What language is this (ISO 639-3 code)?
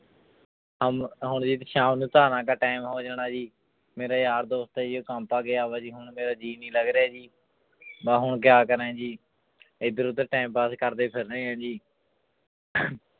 pan